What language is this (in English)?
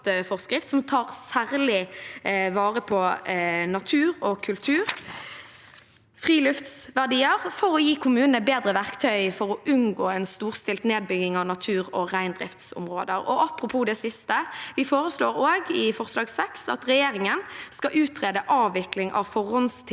Norwegian